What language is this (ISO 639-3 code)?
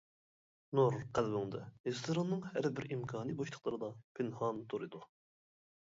uig